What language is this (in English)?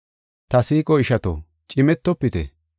Gofa